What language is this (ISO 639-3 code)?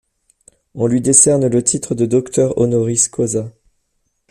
fra